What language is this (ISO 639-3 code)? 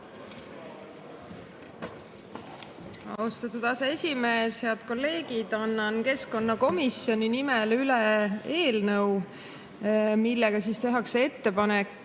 est